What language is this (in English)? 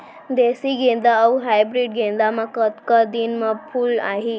Chhattisgarhi